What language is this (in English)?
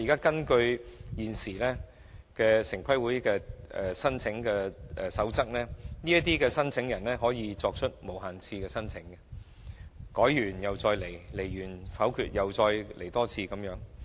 Cantonese